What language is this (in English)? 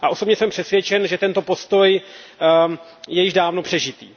Czech